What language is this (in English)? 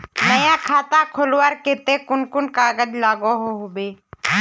Magahi